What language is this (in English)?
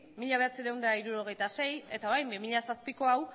Basque